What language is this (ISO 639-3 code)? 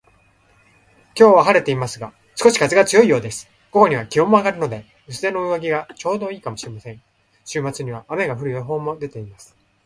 jpn